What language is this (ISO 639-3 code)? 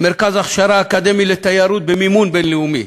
heb